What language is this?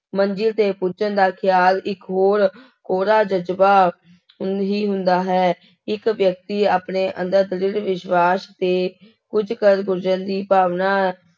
Punjabi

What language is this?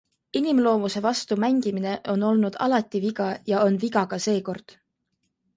Estonian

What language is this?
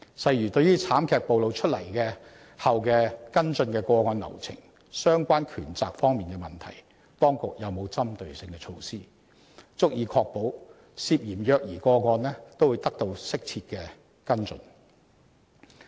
Cantonese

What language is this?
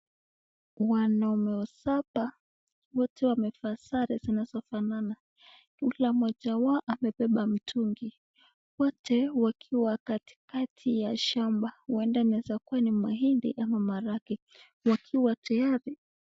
Swahili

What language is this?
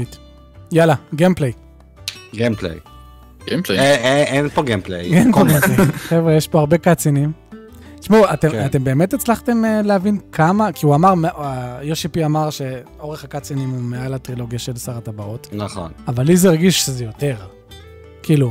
Hebrew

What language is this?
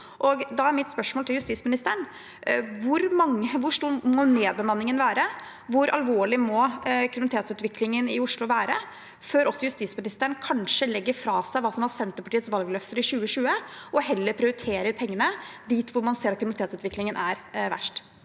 Norwegian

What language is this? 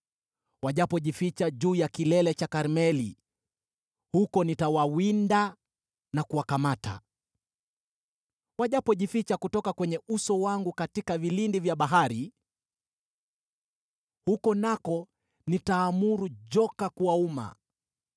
Swahili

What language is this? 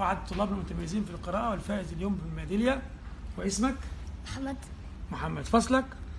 Arabic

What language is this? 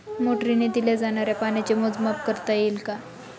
Marathi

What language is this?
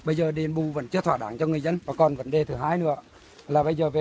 Vietnamese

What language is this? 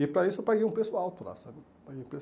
Portuguese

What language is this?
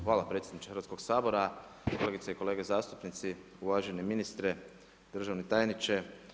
Croatian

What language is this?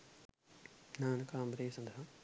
Sinhala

